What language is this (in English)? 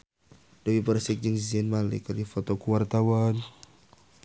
Sundanese